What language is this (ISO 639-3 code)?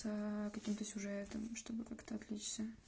rus